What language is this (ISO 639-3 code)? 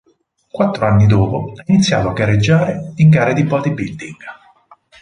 ita